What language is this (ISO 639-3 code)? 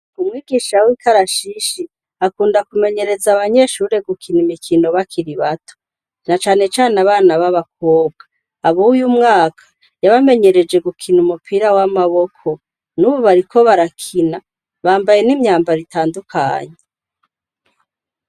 run